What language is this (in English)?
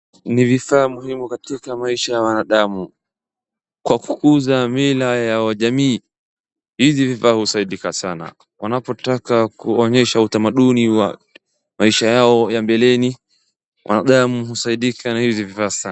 Swahili